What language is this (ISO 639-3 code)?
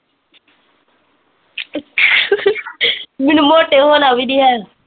pan